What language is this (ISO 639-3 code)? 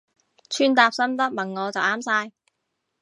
yue